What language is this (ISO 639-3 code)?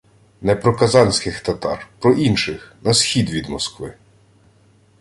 ukr